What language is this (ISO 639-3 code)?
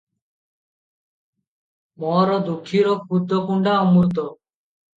ori